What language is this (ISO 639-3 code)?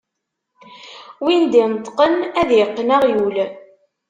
kab